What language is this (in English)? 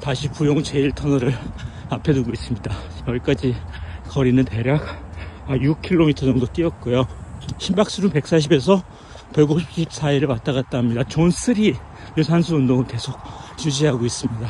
Korean